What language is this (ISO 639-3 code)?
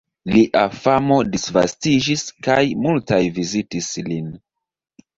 epo